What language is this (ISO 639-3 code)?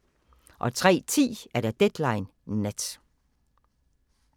dan